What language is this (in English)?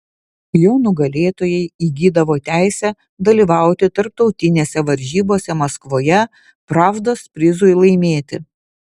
Lithuanian